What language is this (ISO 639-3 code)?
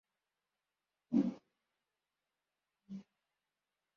kin